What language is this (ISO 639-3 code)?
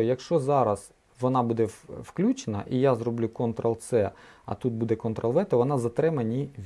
ukr